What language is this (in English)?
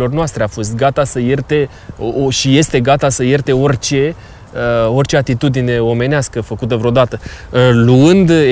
Romanian